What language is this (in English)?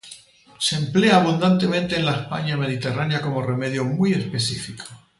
Spanish